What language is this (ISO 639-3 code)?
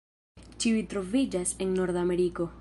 epo